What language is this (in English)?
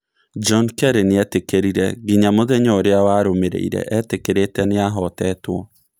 Kikuyu